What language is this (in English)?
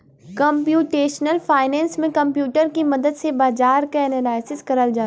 Bhojpuri